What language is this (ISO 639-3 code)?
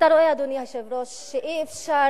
heb